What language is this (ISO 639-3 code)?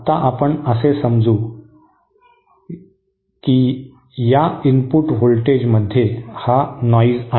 mar